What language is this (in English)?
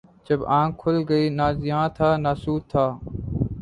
Urdu